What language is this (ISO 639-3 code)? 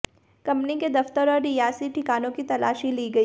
hin